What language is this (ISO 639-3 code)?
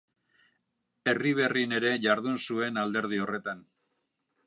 eus